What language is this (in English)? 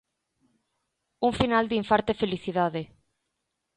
Galician